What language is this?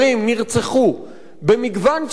Hebrew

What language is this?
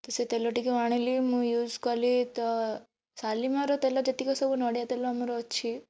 Odia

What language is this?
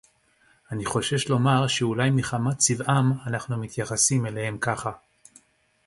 Hebrew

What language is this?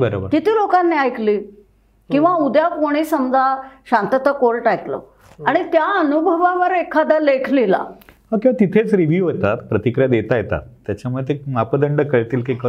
Marathi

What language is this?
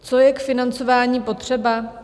Czech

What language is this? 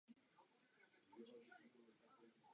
Czech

